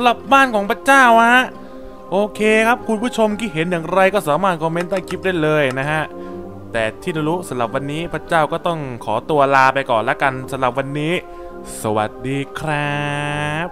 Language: Thai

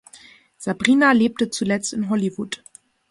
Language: German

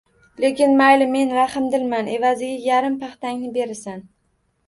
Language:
Uzbek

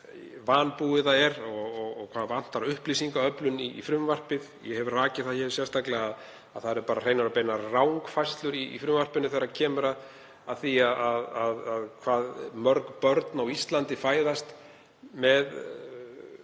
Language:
Icelandic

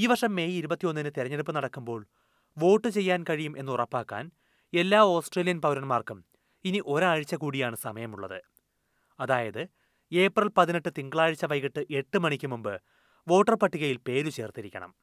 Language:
Malayalam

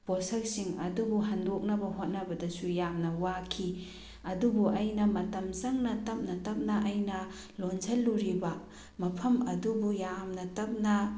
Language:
Manipuri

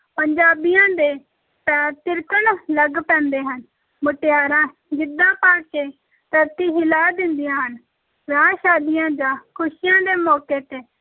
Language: Punjabi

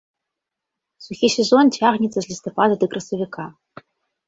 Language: Belarusian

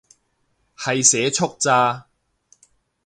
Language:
Cantonese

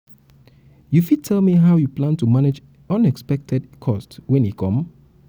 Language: Nigerian Pidgin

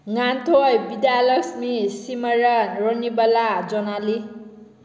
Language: Manipuri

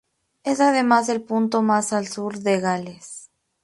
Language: Spanish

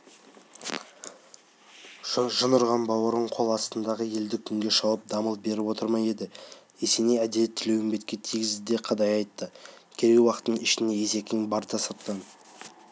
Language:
Kazakh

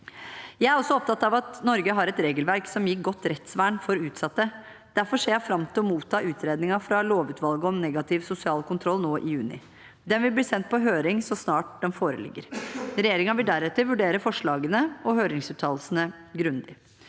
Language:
Norwegian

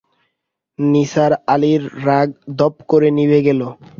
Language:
Bangla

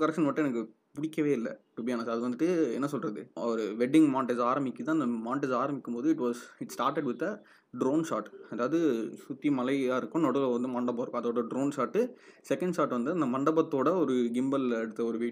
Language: Tamil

